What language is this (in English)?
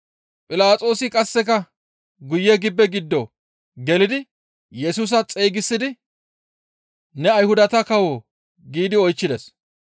Gamo